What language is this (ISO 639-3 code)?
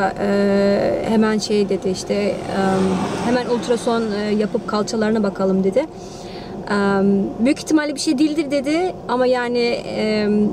tur